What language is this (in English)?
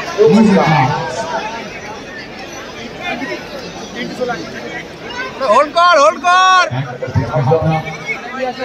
Arabic